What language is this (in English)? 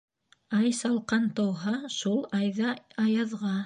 Bashkir